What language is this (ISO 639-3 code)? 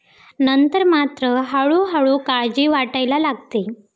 mar